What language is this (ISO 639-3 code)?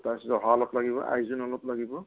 asm